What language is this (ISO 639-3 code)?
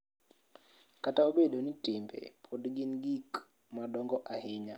luo